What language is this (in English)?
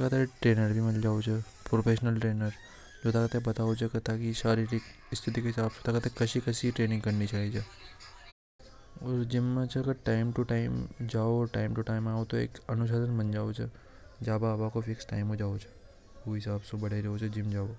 Hadothi